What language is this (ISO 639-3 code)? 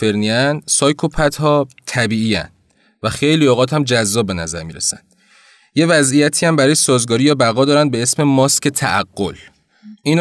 fas